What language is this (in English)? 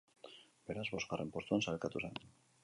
Basque